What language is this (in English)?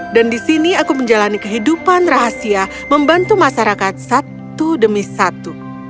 Indonesian